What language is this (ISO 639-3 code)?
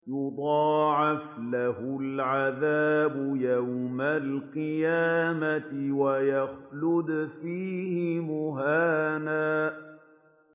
ara